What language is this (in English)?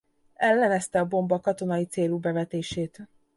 Hungarian